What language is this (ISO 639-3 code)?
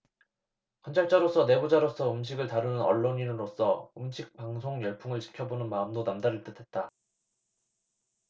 kor